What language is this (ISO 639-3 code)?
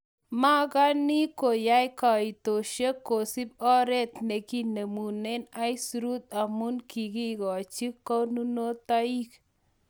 kln